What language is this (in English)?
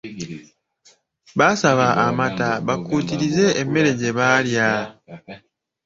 Ganda